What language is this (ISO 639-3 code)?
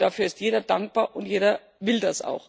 deu